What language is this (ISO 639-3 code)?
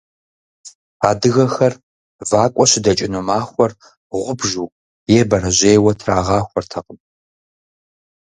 kbd